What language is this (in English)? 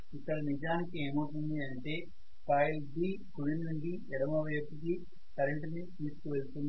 Telugu